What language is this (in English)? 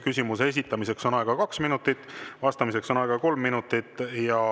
Estonian